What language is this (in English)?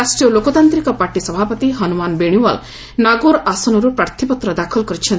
Odia